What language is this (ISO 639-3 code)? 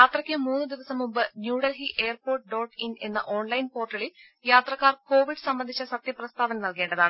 mal